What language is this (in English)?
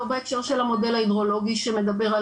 Hebrew